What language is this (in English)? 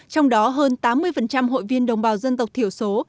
Vietnamese